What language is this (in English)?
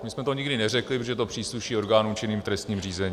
Czech